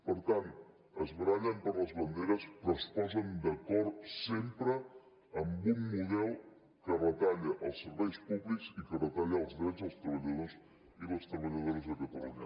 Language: Catalan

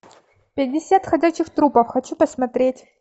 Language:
Russian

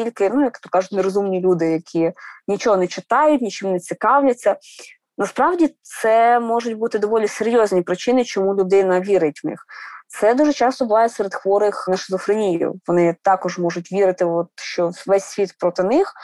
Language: Ukrainian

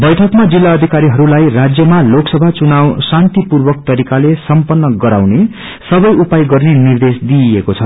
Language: Nepali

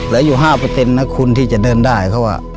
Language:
Thai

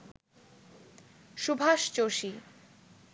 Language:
Bangla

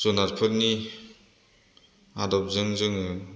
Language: Bodo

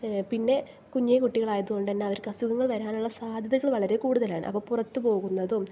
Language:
Malayalam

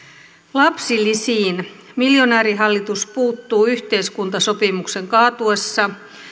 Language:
Finnish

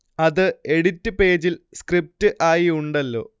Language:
Malayalam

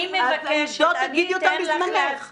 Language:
Hebrew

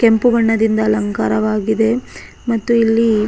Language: Kannada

